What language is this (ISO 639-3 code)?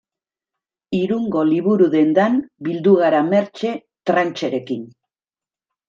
eus